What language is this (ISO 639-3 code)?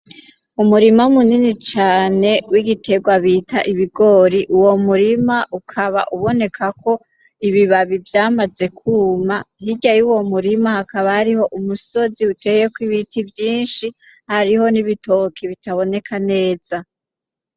run